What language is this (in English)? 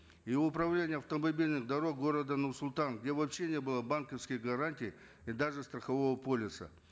Kazakh